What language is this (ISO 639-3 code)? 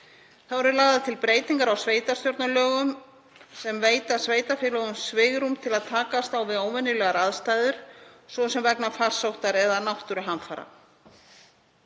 isl